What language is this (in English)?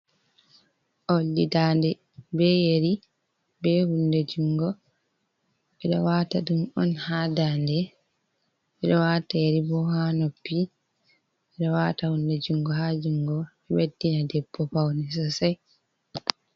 Fula